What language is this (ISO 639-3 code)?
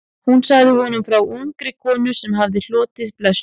isl